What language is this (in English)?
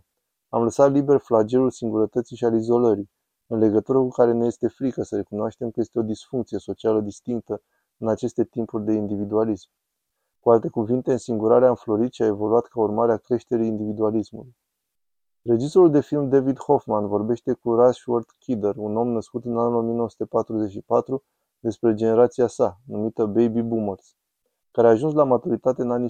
Romanian